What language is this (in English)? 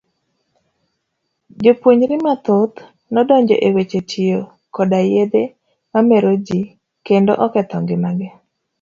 Luo (Kenya and Tanzania)